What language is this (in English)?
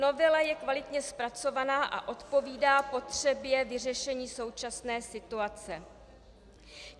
Czech